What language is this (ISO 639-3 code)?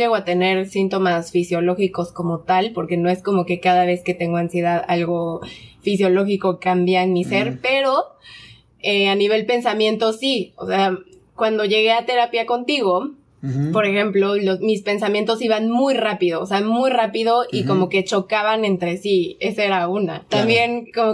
spa